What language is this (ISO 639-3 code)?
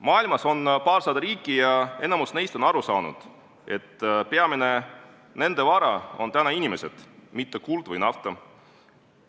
est